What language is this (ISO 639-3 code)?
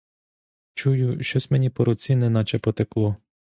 ukr